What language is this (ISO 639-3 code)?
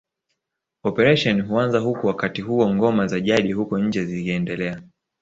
swa